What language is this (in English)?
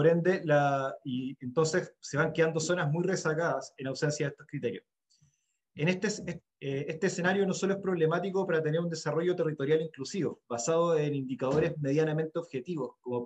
Spanish